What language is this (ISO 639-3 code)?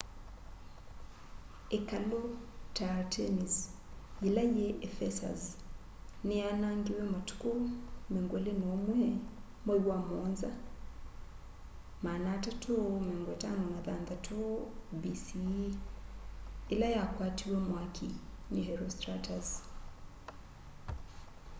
kam